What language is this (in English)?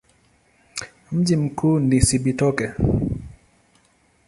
Swahili